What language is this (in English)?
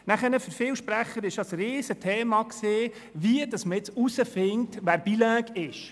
Swiss German